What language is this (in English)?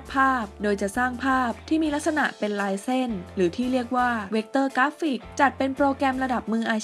Thai